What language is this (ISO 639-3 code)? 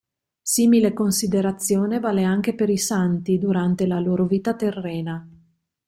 ita